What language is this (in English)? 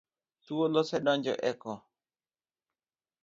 Luo (Kenya and Tanzania)